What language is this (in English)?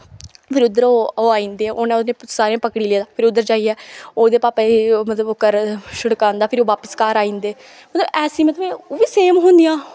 Dogri